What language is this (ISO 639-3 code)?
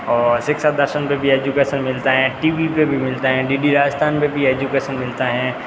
hin